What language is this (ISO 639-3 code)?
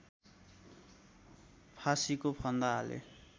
nep